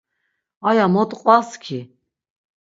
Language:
Laz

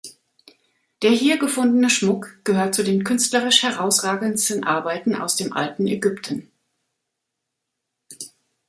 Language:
German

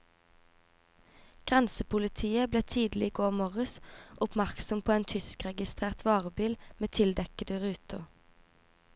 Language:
Norwegian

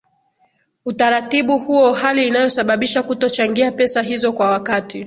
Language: Swahili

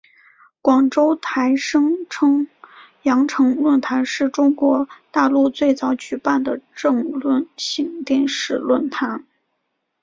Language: Chinese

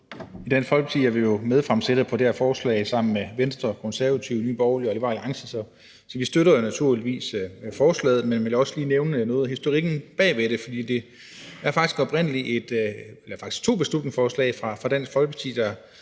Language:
Danish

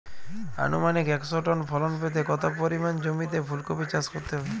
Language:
Bangla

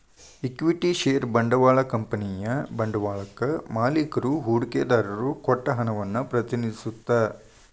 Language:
Kannada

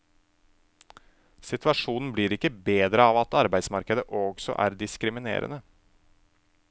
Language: Norwegian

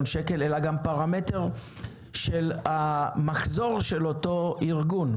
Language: Hebrew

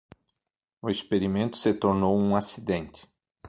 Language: Portuguese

